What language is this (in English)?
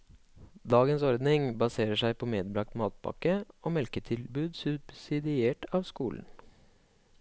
Norwegian